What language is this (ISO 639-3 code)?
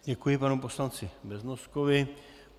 ces